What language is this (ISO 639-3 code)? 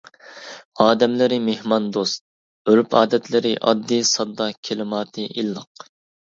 uig